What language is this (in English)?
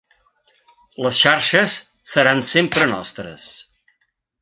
Catalan